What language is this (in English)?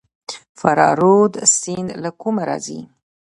Pashto